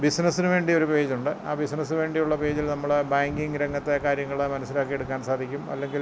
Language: Malayalam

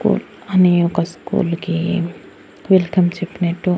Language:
Telugu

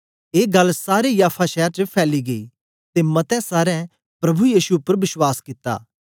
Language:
Dogri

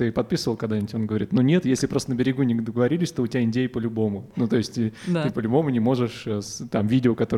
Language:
Russian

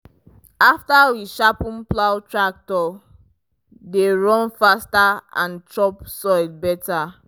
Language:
Nigerian Pidgin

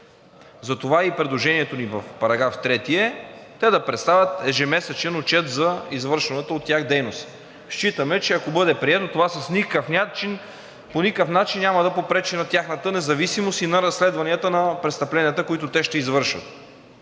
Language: Bulgarian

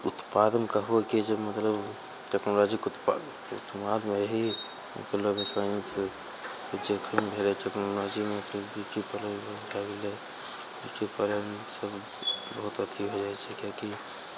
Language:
Maithili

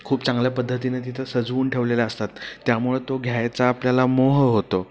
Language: Marathi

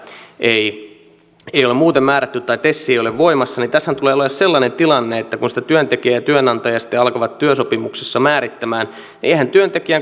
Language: Finnish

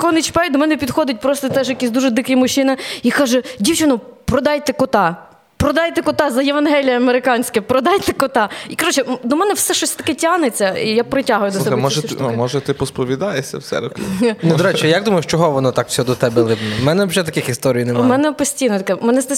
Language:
Ukrainian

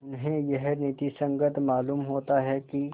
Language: Hindi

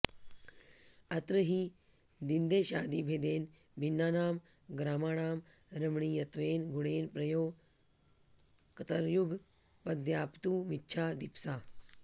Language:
Sanskrit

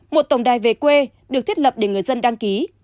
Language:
Vietnamese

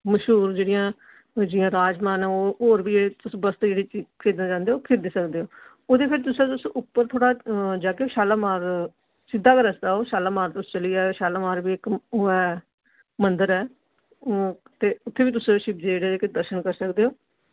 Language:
Dogri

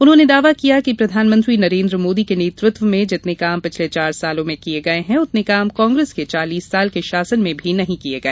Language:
Hindi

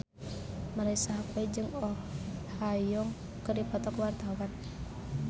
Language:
Sundanese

